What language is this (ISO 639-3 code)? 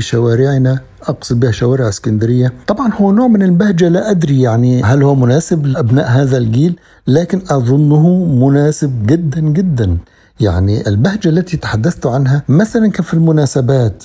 ara